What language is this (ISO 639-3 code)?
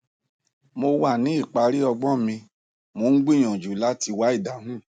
yor